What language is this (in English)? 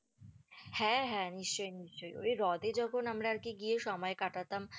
Bangla